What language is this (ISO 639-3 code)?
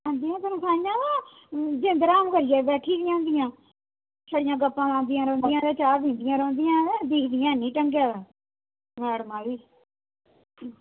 doi